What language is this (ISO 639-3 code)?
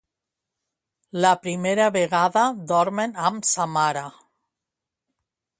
cat